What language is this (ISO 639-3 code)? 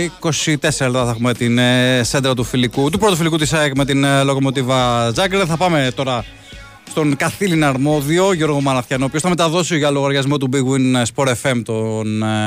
ell